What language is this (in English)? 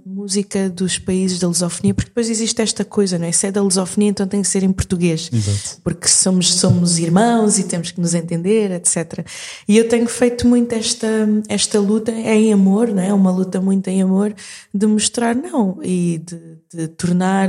Portuguese